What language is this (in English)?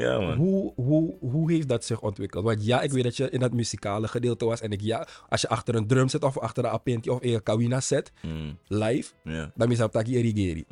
Dutch